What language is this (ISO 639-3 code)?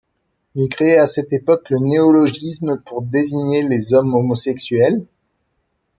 fra